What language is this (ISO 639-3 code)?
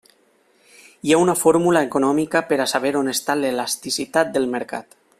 cat